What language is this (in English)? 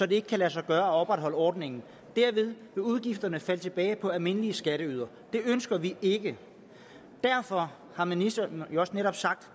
Danish